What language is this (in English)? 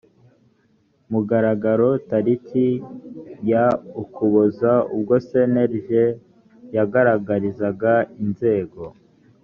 Kinyarwanda